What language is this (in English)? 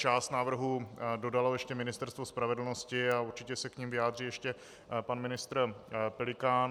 Czech